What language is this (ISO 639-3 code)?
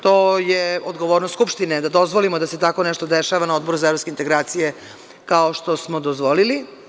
srp